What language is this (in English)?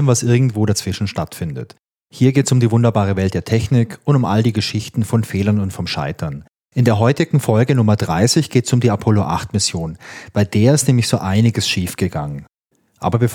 German